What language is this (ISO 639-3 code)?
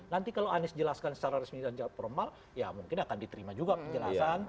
ind